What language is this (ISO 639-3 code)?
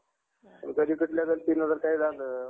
mar